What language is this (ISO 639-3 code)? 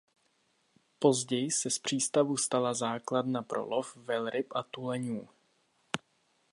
ces